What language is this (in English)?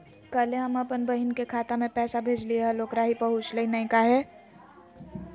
Magahi